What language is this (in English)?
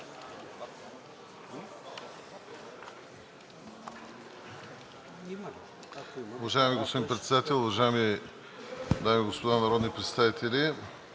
Bulgarian